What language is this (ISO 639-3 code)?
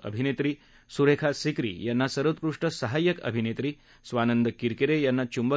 mar